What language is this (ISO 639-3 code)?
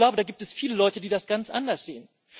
deu